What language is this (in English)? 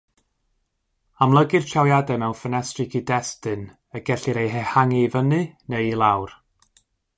Welsh